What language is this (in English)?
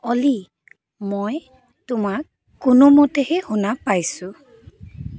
Assamese